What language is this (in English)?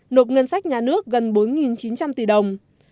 Vietnamese